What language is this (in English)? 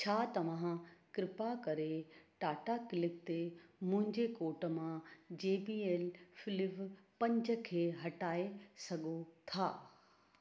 Sindhi